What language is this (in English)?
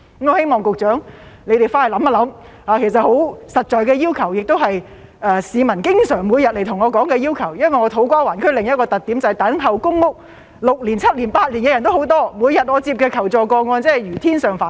Cantonese